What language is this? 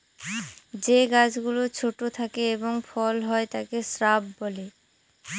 Bangla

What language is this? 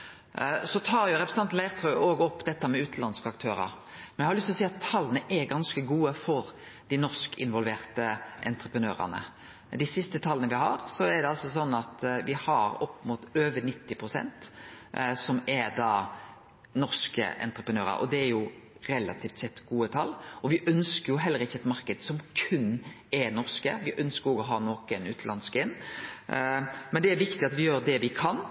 Norwegian Nynorsk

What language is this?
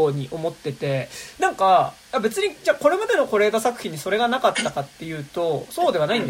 Japanese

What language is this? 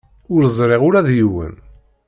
Kabyle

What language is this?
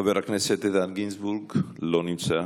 Hebrew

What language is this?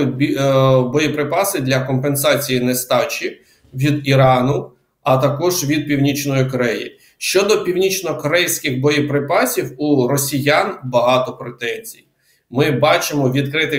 Ukrainian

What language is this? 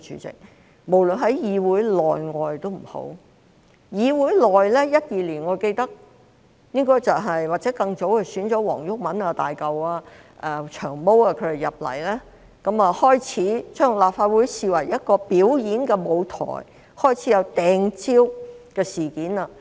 Cantonese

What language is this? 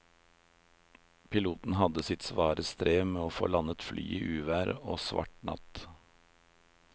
Norwegian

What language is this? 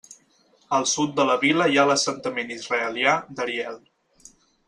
Catalan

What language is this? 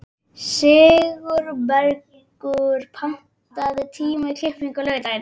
Icelandic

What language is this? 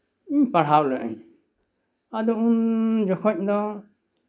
Santali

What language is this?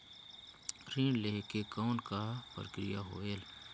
Chhattisgarhi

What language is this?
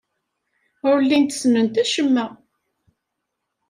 Kabyle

